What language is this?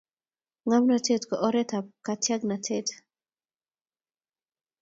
Kalenjin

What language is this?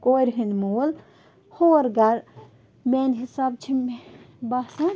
Kashmiri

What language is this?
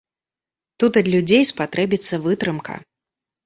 Belarusian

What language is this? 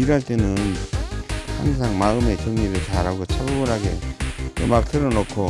Korean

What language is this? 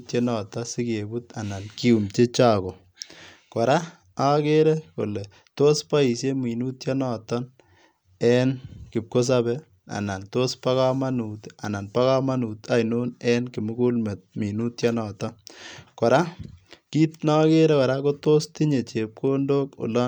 Kalenjin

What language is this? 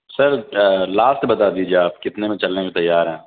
Urdu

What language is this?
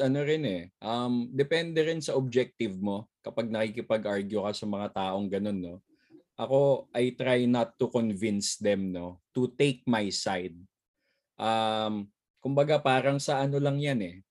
Filipino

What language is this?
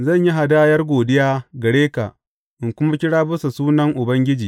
Hausa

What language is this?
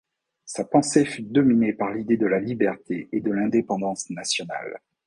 French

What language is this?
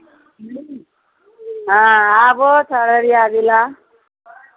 Maithili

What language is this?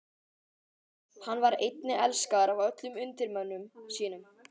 Icelandic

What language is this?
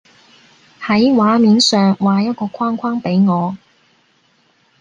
Cantonese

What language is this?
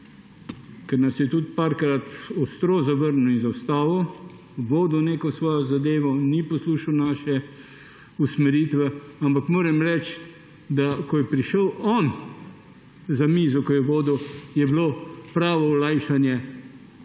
Slovenian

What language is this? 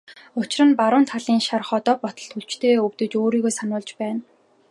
Mongolian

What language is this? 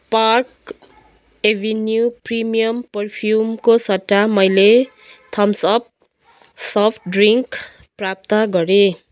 Nepali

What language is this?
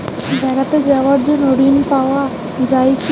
Bangla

